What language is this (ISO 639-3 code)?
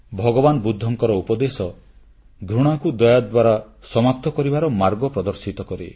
ori